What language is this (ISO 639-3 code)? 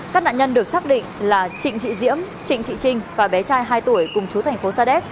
vie